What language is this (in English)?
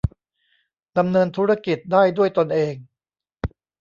Thai